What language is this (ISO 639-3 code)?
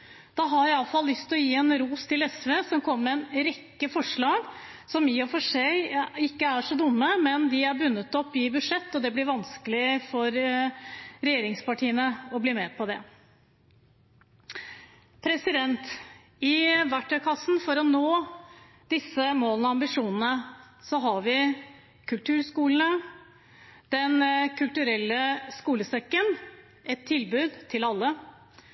nob